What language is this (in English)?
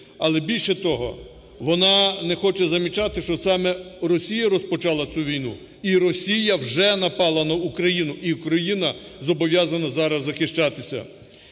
Ukrainian